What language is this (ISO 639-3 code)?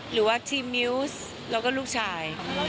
tha